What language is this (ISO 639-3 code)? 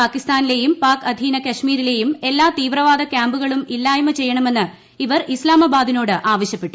mal